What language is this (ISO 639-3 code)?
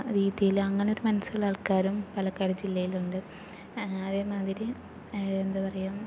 mal